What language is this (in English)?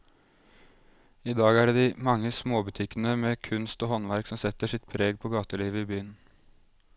Norwegian